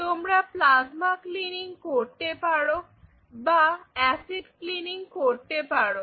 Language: Bangla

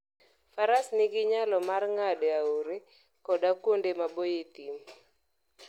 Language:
Luo (Kenya and Tanzania)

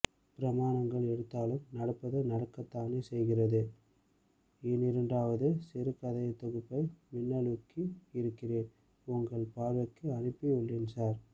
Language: Tamil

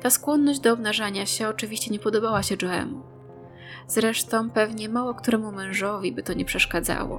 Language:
Polish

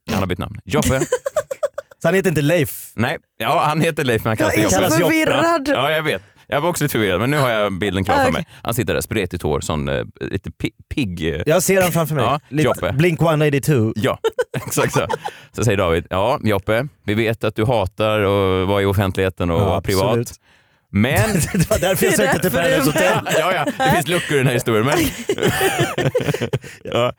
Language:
Swedish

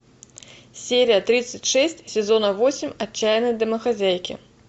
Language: Russian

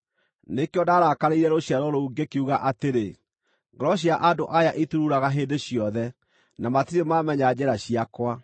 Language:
Kikuyu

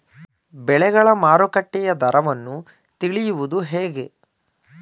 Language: Kannada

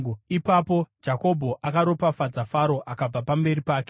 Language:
Shona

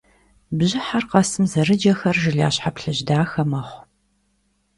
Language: Kabardian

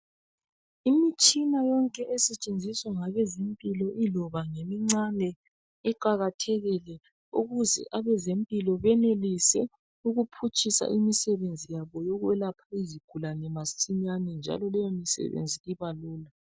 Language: North Ndebele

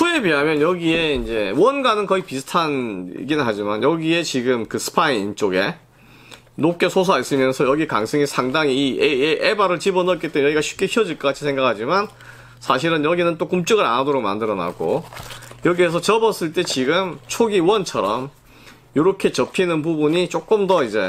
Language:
Korean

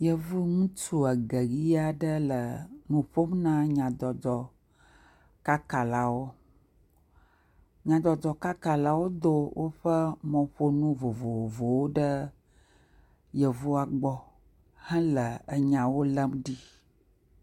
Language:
Ewe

